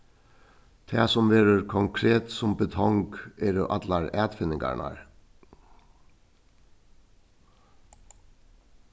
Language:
Faroese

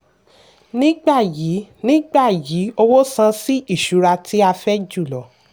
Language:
Yoruba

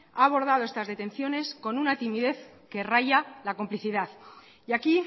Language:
Spanish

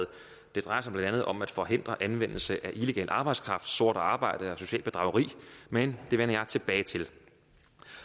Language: Danish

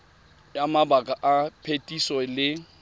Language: Tswana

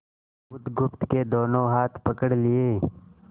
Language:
Hindi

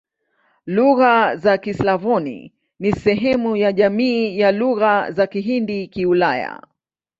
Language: Swahili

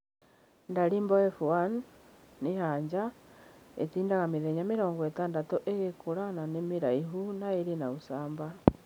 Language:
Kikuyu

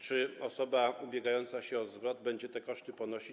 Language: Polish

